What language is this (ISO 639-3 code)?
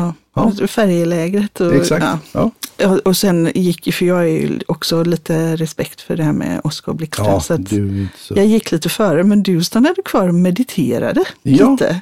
swe